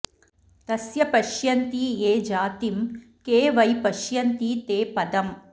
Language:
Sanskrit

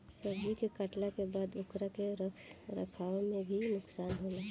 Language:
Bhojpuri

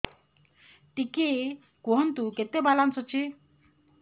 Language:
Odia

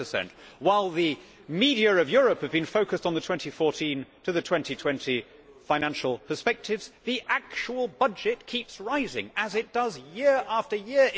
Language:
English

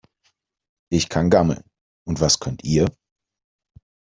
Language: German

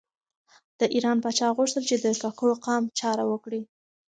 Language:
Pashto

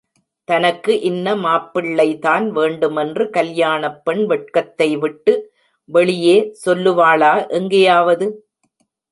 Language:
Tamil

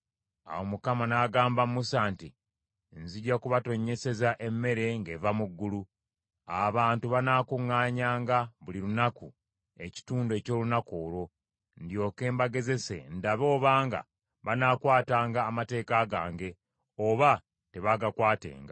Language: Ganda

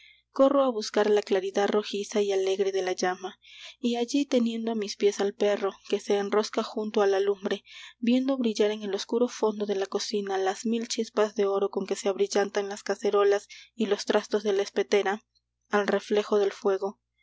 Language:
Spanish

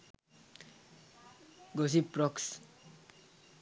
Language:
Sinhala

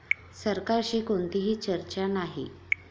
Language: Marathi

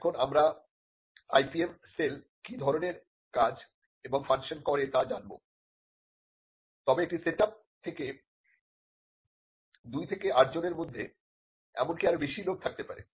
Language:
Bangla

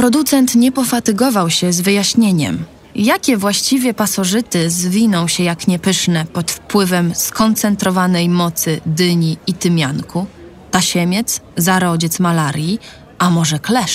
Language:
Polish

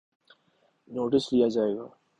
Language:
Urdu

